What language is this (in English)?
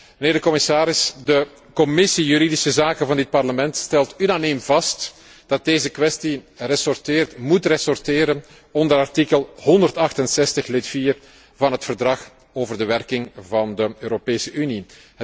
Dutch